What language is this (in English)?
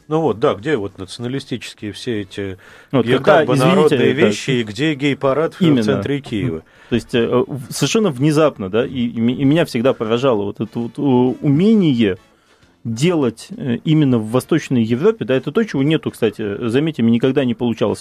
Russian